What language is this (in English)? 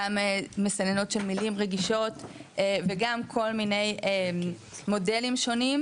Hebrew